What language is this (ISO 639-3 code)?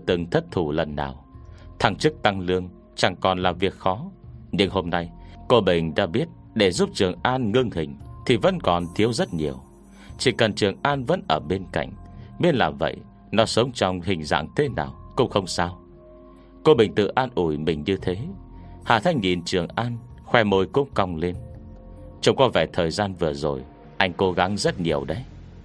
vie